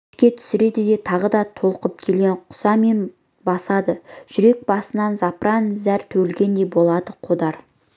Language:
Kazakh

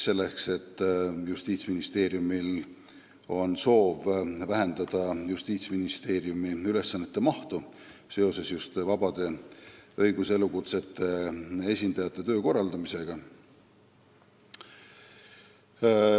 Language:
Estonian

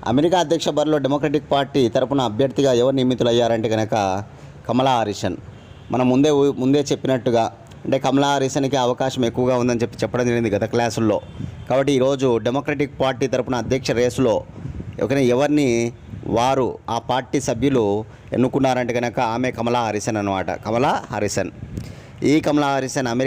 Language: Telugu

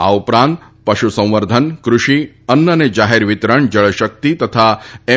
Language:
Gujarati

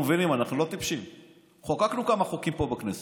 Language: Hebrew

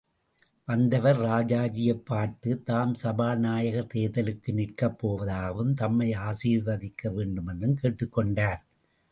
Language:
Tamil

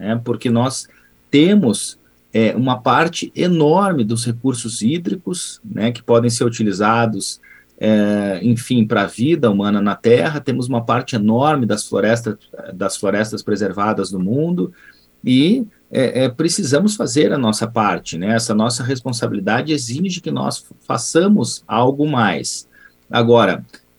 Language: Portuguese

